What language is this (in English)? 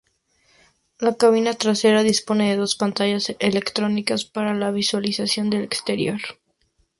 Spanish